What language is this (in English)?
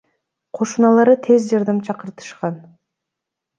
Kyrgyz